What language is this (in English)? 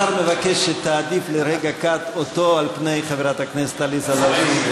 Hebrew